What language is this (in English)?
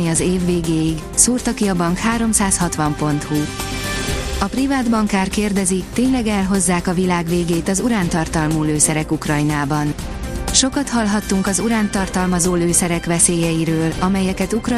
Hungarian